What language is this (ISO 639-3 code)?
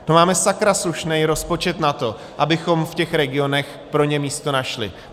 ces